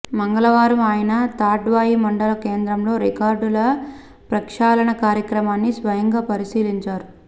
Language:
Telugu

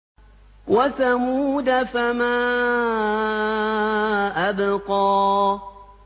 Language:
Arabic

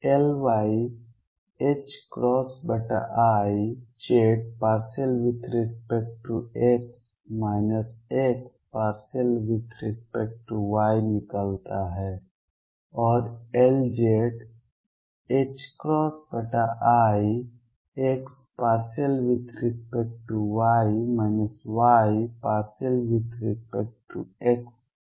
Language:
Hindi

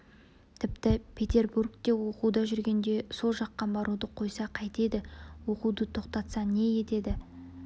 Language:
Kazakh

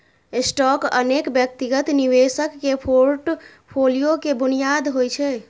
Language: Maithili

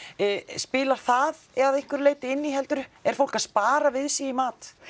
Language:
Icelandic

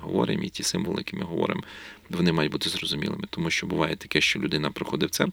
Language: Ukrainian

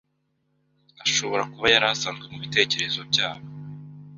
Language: Kinyarwanda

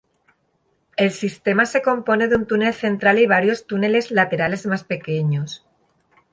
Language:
Spanish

